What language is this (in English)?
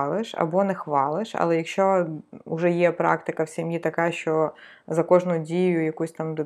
Ukrainian